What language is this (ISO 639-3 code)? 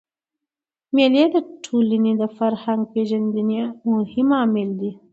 pus